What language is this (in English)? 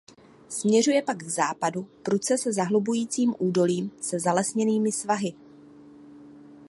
Czech